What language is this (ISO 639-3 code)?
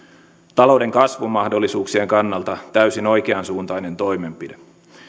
fin